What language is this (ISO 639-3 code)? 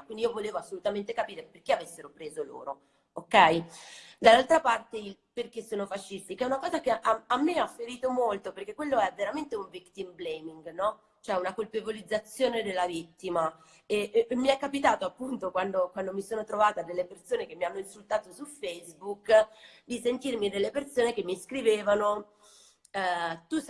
ita